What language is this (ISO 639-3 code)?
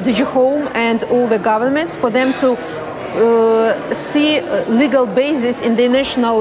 zho